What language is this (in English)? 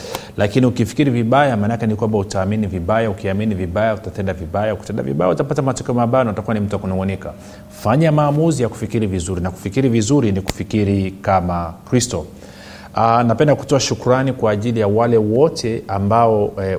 Swahili